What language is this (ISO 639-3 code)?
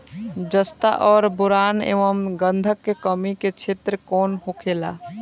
bho